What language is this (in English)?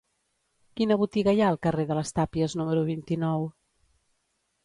Catalan